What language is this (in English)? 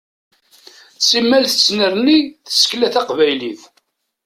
Kabyle